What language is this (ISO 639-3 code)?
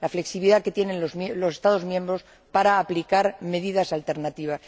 spa